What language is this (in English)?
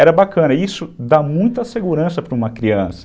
Portuguese